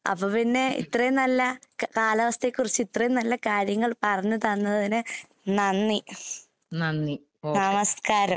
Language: Malayalam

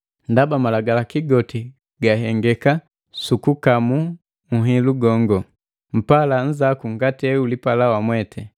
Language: Matengo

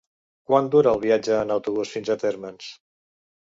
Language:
Catalan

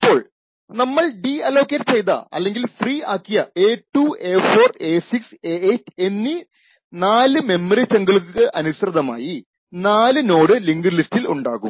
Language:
Malayalam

